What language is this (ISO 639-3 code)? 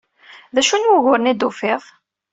kab